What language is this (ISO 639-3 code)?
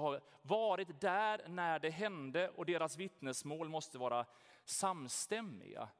swe